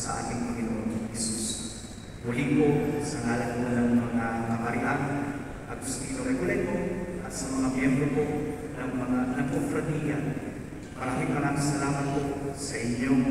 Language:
Filipino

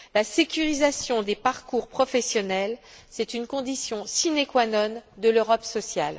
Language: French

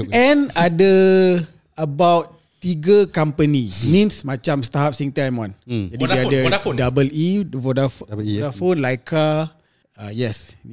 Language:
Malay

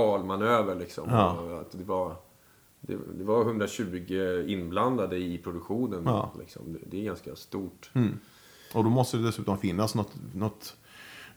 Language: Swedish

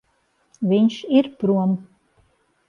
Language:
Latvian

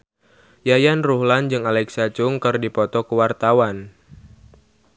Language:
Sundanese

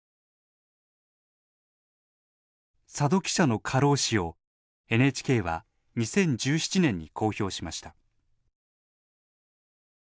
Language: Japanese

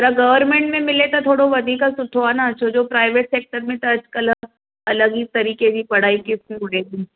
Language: Sindhi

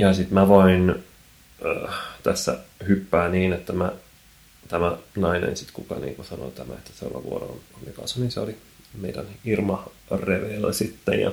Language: Finnish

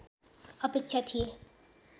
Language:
Nepali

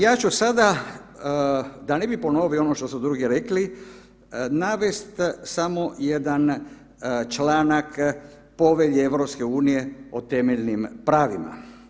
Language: Croatian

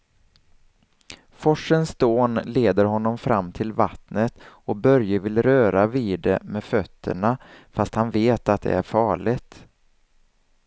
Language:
Swedish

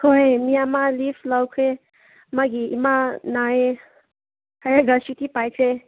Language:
Manipuri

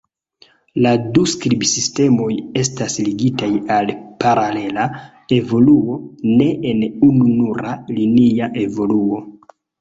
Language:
Esperanto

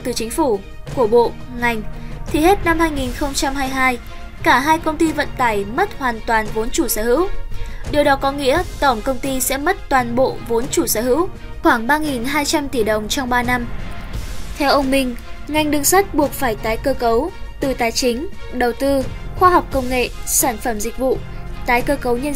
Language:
Vietnamese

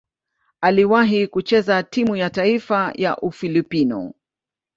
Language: Swahili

